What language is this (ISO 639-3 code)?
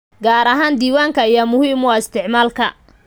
som